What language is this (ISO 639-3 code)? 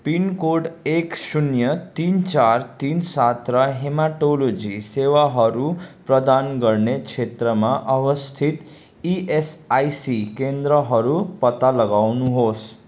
nep